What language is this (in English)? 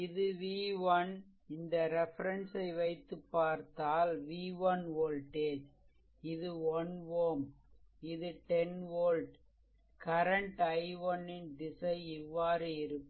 Tamil